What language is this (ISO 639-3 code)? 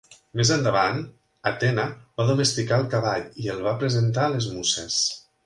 cat